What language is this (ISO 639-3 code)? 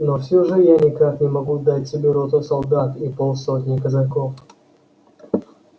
rus